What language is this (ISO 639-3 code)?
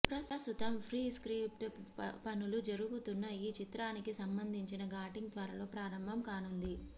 tel